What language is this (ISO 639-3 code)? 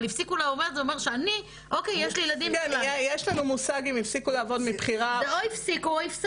heb